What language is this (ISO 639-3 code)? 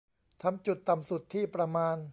tha